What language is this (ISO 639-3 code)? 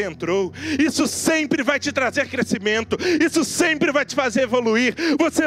por